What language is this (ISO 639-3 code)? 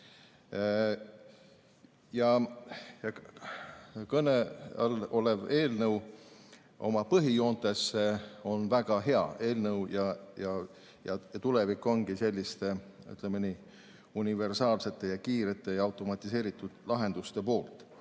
est